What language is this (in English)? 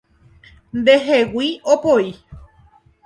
Guarani